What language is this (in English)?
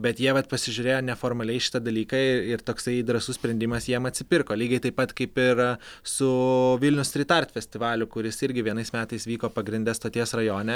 Lithuanian